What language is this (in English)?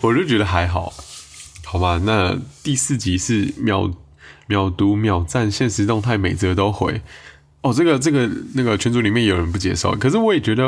Chinese